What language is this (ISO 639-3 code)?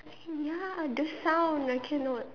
eng